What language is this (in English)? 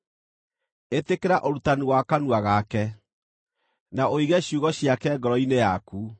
Kikuyu